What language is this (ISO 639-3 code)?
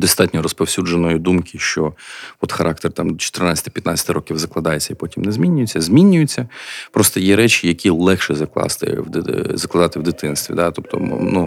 ukr